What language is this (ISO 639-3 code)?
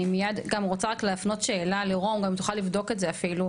heb